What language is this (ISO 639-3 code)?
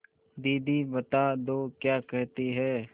hin